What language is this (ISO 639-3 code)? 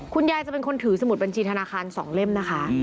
tha